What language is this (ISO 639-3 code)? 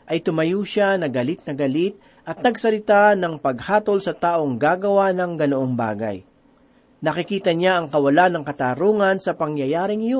fil